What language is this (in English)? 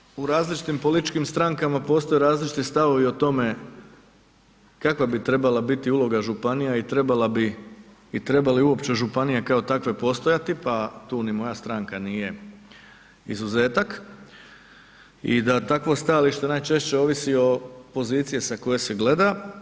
Croatian